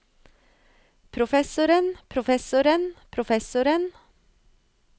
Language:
Norwegian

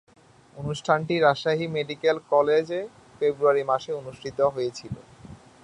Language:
Bangla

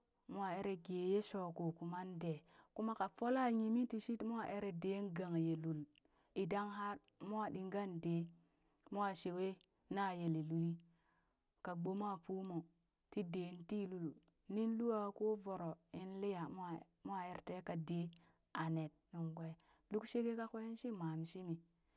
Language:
Burak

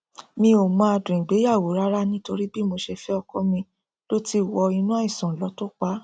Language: Yoruba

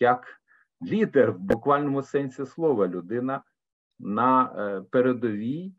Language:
Ukrainian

